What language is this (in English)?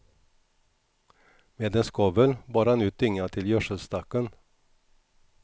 Swedish